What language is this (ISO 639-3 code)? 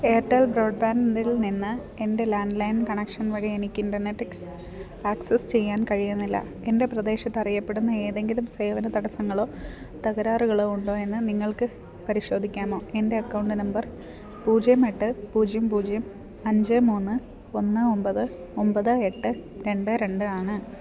mal